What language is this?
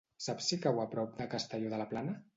Catalan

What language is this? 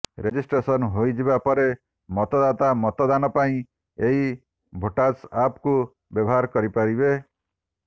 Odia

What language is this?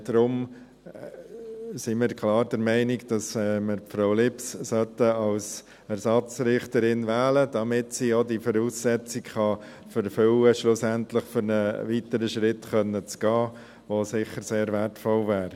Swiss German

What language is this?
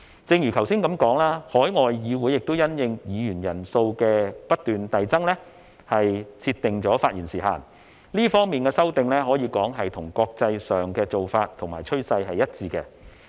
Cantonese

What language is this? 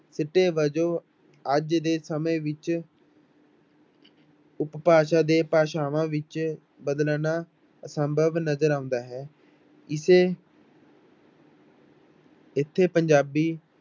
Punjabi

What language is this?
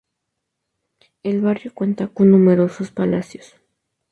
Spanish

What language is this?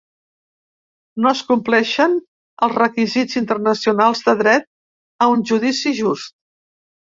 Catalan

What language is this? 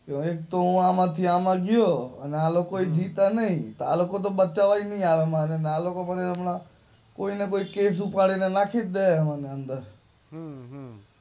Gujarati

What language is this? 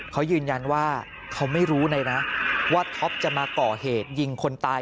Thai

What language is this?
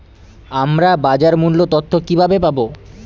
Bangla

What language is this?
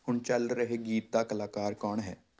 Punjabi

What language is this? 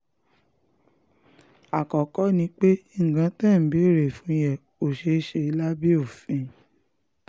Yoruba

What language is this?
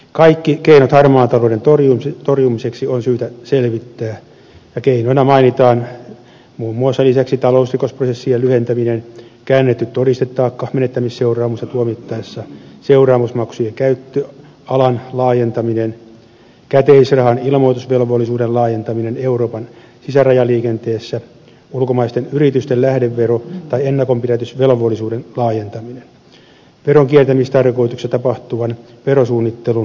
Finnish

